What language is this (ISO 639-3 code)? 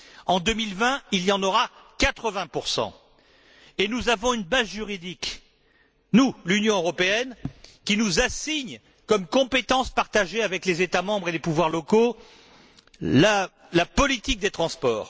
fra